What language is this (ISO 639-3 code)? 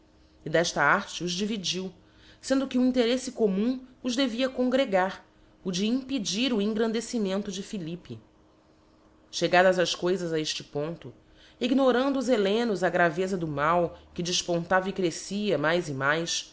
por